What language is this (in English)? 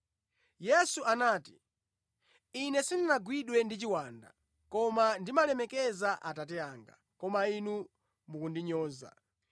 Nyanja